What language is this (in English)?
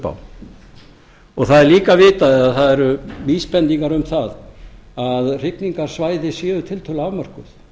Icelandic